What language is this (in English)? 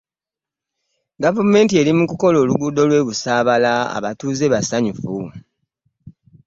Ganda